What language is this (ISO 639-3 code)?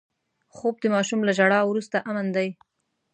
pus